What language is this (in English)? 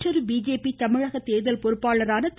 Tamil